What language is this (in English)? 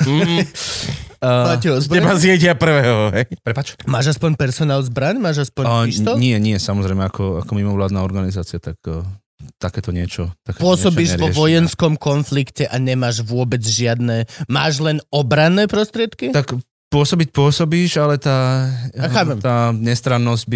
Slovak